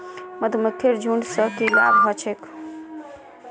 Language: Magahi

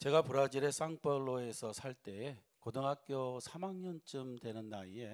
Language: Korean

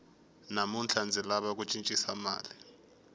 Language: Tsonga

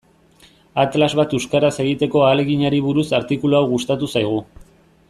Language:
Basque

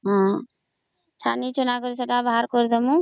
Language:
Odia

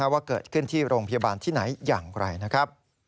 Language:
Thai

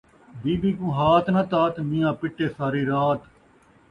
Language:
Saraiki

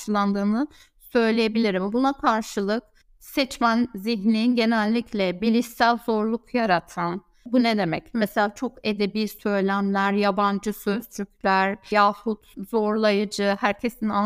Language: Turkish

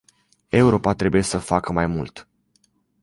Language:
Romanian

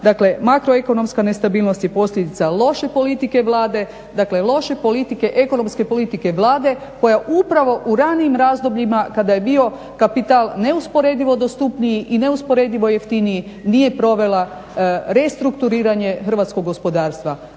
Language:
Croatian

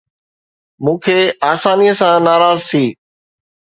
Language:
Sindhi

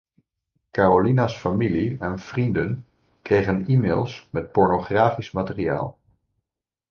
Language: Dutch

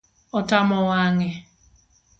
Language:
Luo (Kenya and Tanzania)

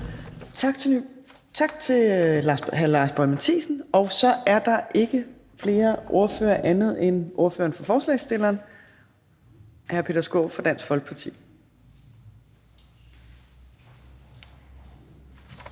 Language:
Danish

